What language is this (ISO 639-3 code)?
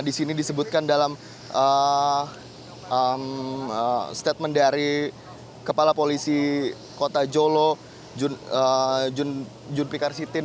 ind